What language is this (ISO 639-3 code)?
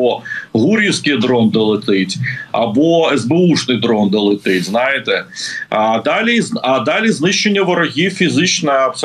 ukr